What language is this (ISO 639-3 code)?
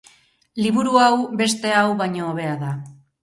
eus